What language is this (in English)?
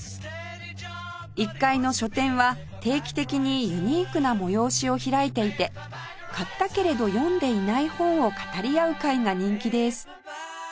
Japanese